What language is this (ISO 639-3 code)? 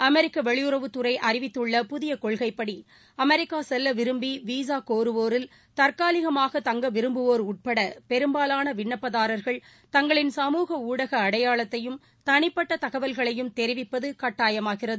tam